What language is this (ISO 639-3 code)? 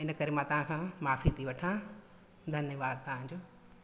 snd